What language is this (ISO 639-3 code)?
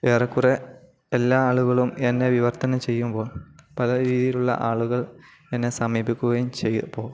mal